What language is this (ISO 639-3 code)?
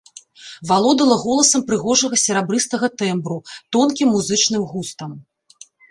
bel